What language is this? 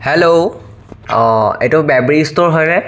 Assamese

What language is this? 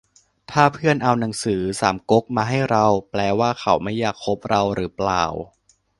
Thai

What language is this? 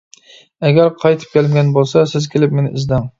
Uyghur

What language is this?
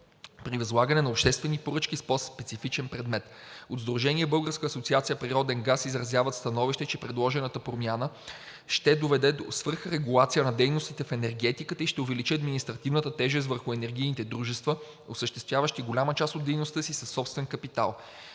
Bulgarian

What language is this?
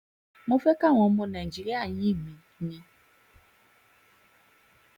Yoruba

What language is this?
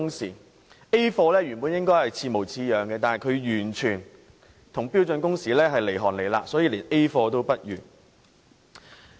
Cantonese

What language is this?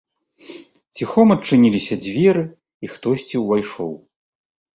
Belarusian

